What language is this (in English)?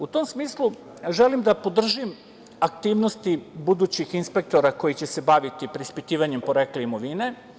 Serbian